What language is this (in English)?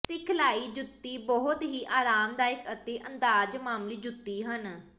Punjabi